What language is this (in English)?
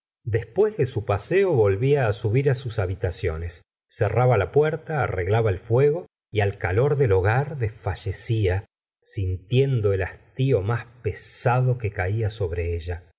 Spanish